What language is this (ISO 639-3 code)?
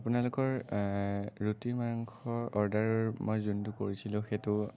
asm